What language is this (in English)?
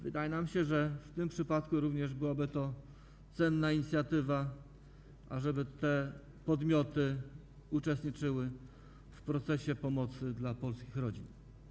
Polish